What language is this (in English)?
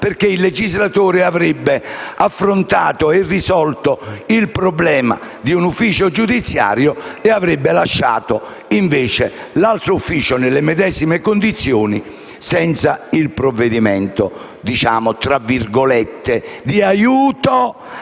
Italian